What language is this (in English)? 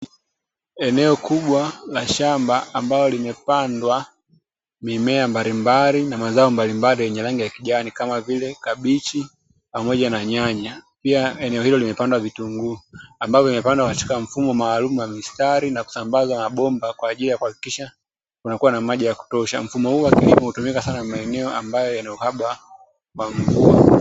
Swahili